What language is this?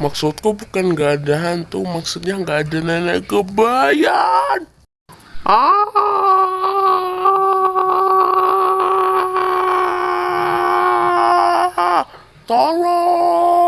Indonesian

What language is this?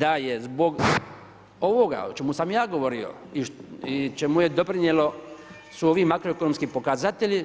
Croatian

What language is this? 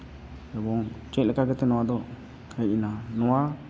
Santali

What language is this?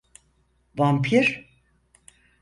Turkish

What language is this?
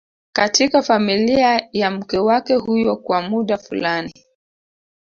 Swahili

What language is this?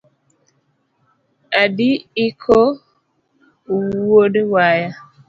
Luo (Kenya and Tanzania)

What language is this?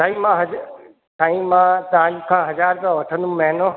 Sindhi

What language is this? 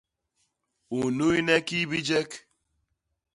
Basaa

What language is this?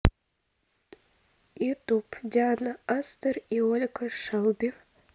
Russian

